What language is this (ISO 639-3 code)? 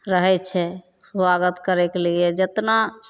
mai